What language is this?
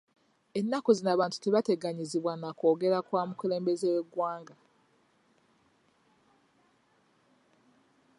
Ganda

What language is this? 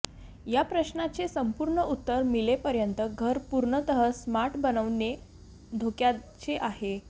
Marathi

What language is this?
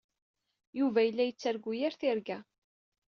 Kabyle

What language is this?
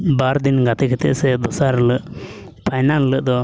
Santali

